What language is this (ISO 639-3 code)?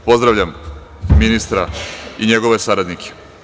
srp